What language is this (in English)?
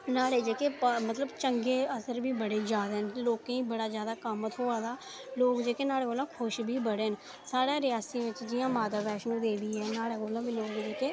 Dogri